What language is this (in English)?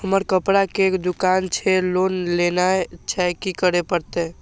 Maithili